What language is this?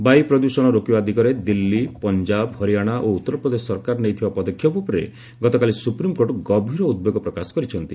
Odia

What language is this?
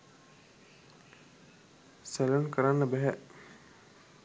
Sinhala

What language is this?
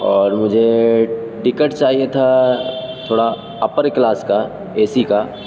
Urdu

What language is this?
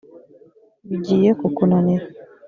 Kinyarwanda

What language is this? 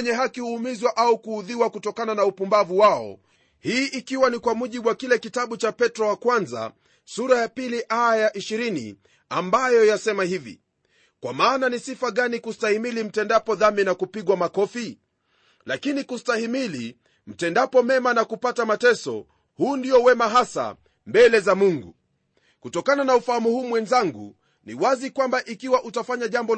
Swahili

